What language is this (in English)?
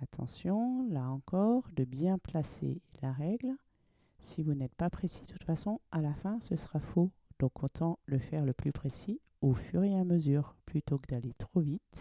French